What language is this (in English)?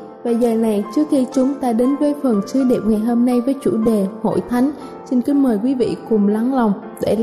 Vietnamese